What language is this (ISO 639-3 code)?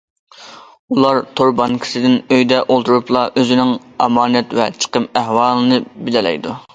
uig